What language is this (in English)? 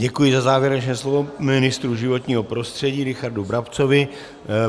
Czech